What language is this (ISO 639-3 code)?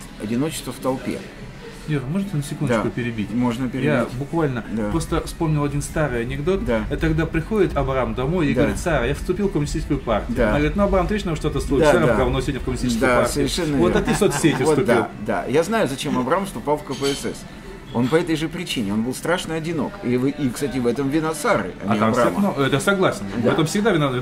rus